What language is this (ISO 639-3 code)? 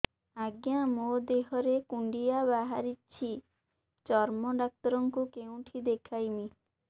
ori